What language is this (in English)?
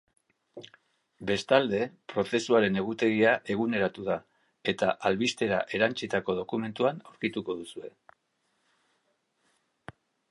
Basque